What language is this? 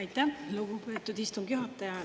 Estonian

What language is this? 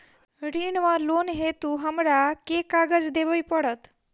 Maithili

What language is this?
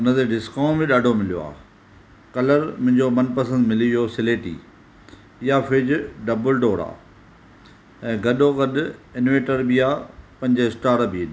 Sindhi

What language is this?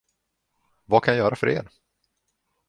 Swedish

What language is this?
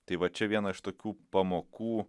Lithuanian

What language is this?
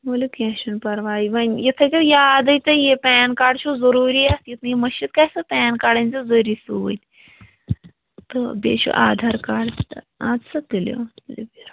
Kashmiri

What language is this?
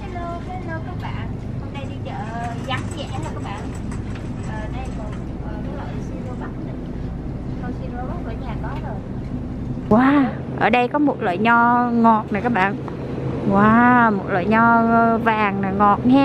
Vietnamese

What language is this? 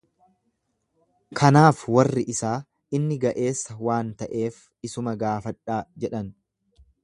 Oromo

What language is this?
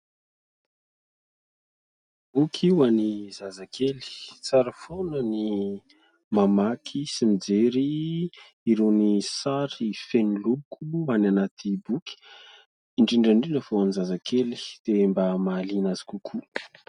Malagasy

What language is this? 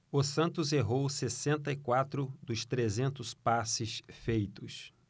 Portuguese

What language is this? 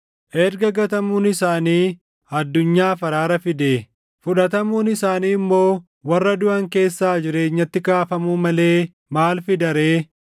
Oromo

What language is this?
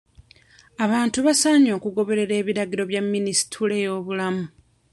Ganda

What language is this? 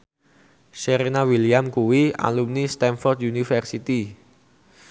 Javanese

